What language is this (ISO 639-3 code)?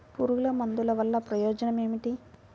tel